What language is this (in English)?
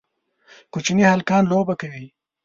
Pashto